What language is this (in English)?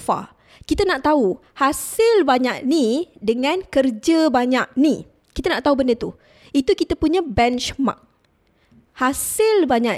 Malay